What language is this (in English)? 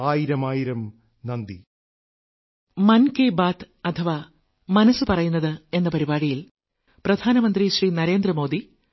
Malayalam